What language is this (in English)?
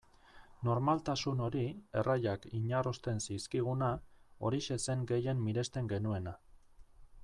Basque